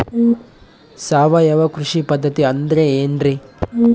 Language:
Kannada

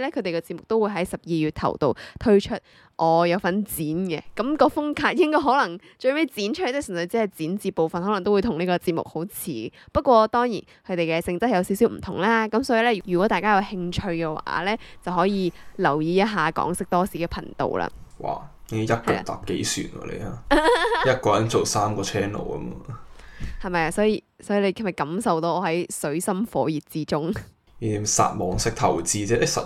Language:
Chinese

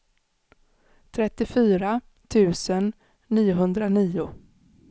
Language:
Swedish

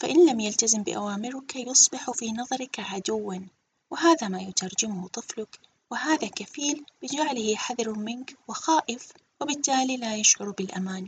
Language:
Arabic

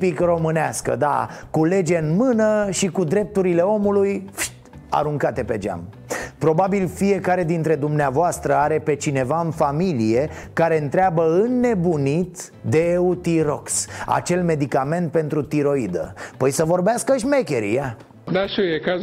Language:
Romanian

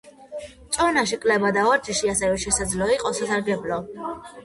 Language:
Georgian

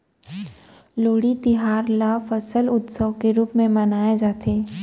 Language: Chhattisgarhi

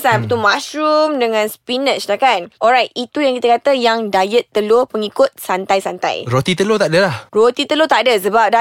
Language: Malay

